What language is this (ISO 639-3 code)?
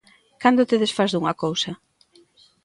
glg